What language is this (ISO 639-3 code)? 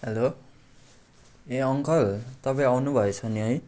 nep